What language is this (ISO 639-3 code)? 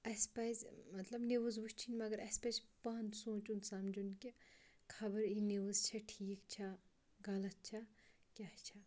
kas